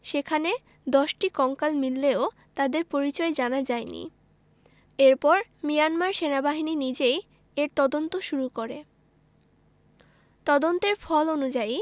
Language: Bangla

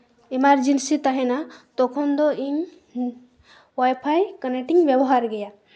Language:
Santali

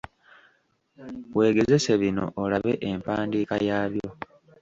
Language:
Ganda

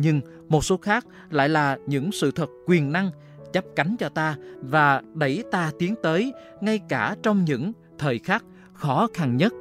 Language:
Vietnamese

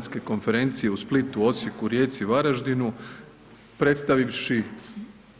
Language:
Croatian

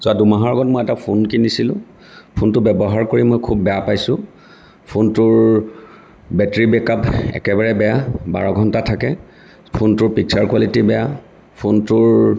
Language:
Assamese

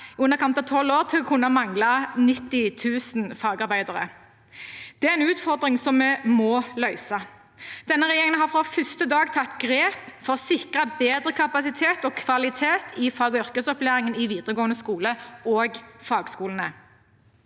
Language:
Norwegian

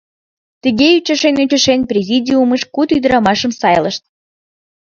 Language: Mari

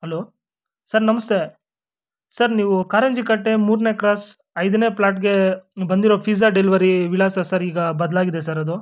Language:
Kannada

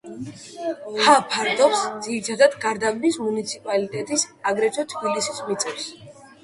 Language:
Georgian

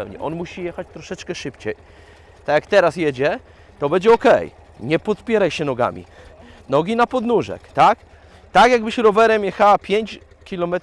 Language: Polish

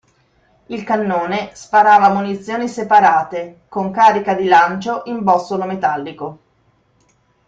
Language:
Italian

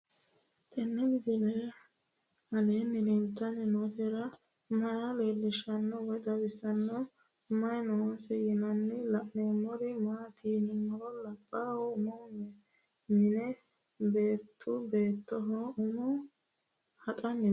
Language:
Sidamo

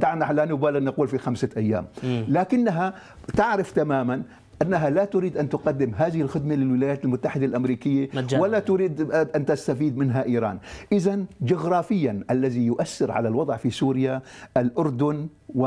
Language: Arabic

